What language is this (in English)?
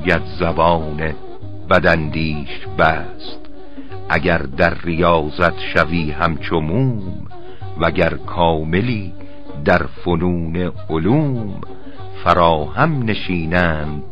Persian